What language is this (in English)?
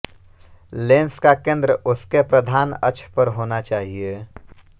Hindi